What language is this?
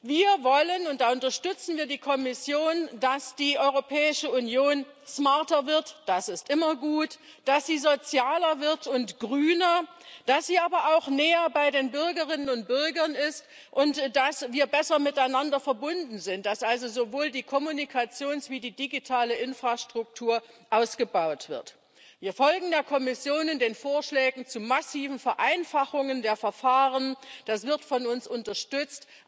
German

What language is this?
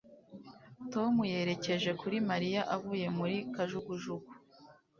Kinyarwanda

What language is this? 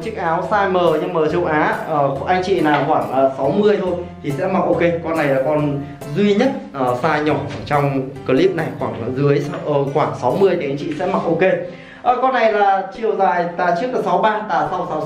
Vietnamese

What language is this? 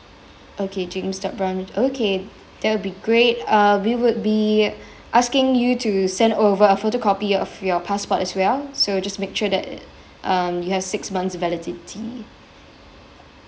English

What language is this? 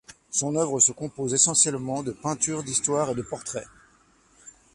French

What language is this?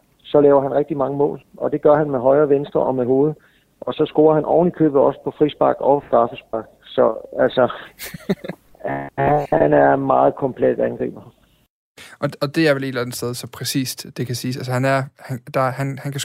Danish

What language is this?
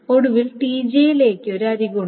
Malayalam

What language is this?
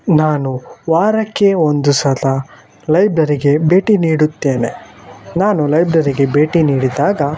Kannada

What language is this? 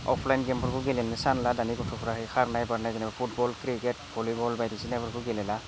Bodo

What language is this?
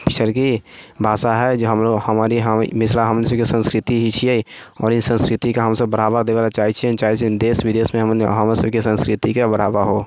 Maithili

